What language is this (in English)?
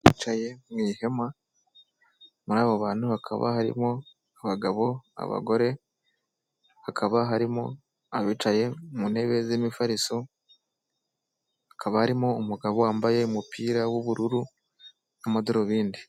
Kinyarwanda